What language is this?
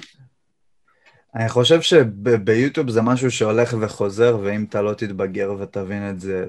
Hebrew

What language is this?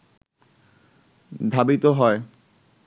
Bangla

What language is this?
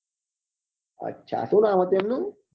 Gujarati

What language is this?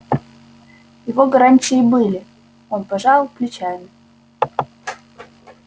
Russian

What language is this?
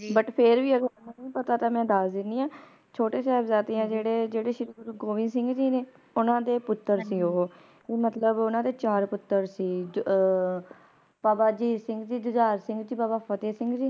Punjabi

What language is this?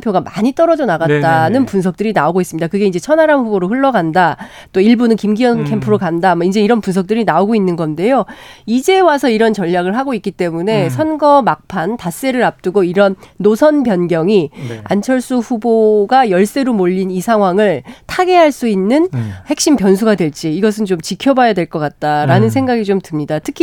Korean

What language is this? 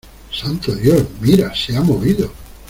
Spanish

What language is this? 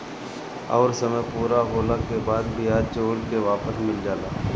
Bhojpuri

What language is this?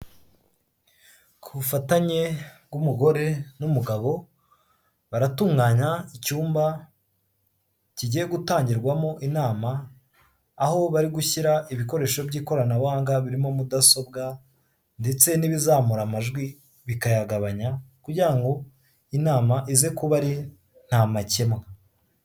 Kinyarwanda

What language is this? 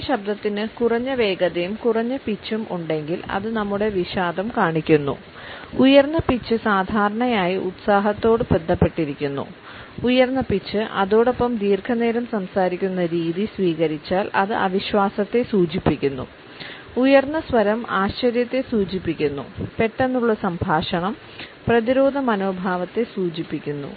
Malayalam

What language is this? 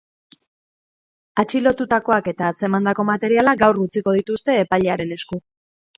Basque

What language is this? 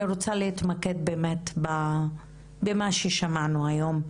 Hebrew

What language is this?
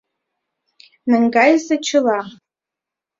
Mari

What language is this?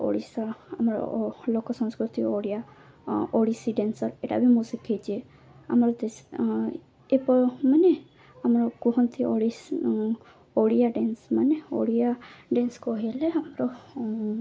Odia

